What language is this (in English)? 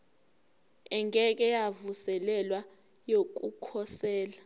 Zulu